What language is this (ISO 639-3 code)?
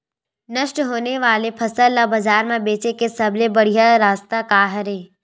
hne